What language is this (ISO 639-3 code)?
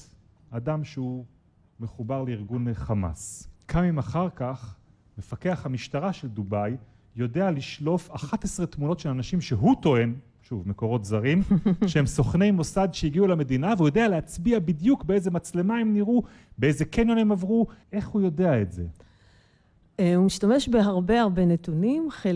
heb